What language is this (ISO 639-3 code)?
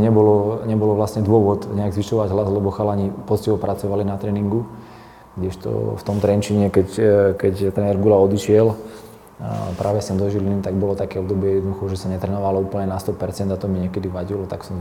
slk